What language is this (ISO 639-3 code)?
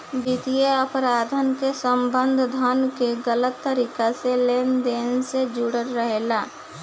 bho